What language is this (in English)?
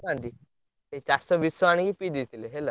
Odia